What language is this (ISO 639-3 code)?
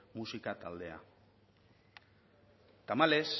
eus